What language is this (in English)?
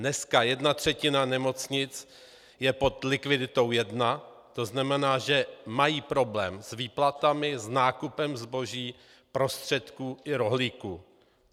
Czech